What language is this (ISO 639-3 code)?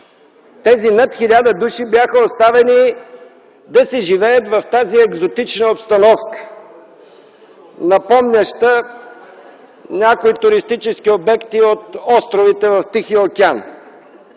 bul